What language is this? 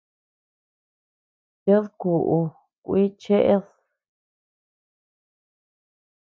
Tepeuxila Cuicatec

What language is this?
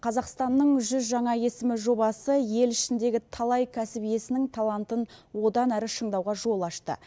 Kazakh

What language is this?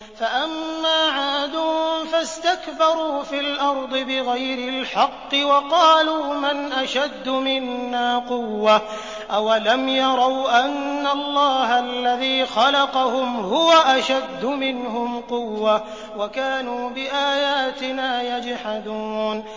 Arabic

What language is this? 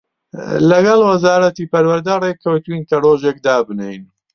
Central Kurdish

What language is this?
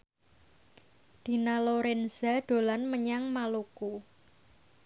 Javanese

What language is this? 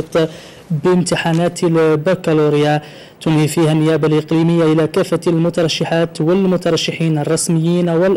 Arabic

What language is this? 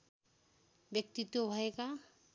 Nepali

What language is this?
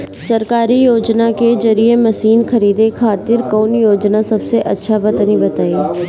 Bhojpuri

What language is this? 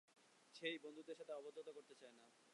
Bangla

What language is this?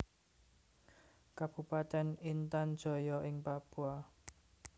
Javanese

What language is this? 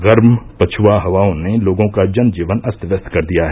Hindi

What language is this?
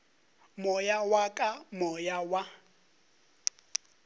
Northern Sotho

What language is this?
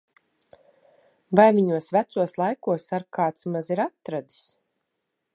Latvian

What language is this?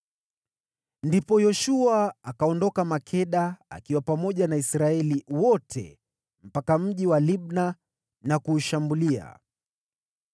Swahili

